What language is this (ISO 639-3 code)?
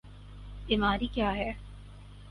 urd